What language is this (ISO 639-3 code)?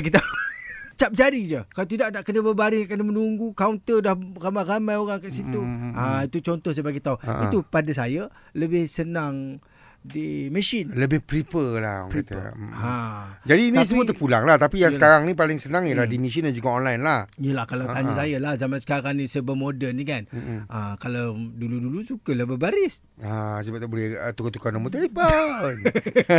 msa